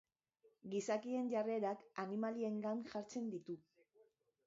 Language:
Basque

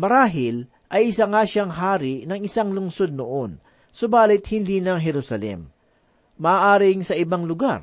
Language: Filipino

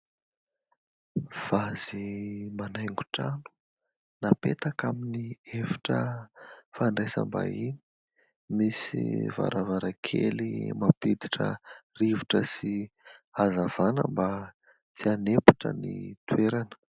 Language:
Malagasy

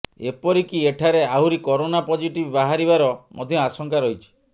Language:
Odia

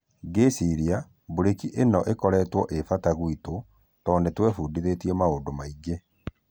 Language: Kikuyu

